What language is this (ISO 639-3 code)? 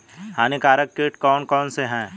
hin